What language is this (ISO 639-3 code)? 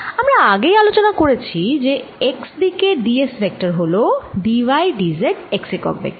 ben